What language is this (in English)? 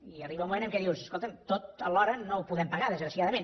Catalan